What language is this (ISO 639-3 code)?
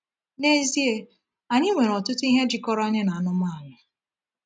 ibo